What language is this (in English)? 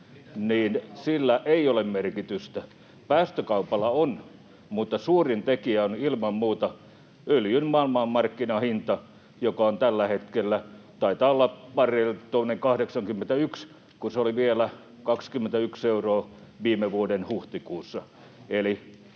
Finnish